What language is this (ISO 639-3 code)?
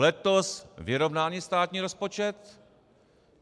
ces